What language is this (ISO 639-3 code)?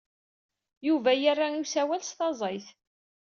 kab